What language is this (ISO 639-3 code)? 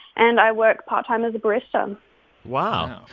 eng